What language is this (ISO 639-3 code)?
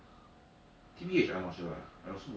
eng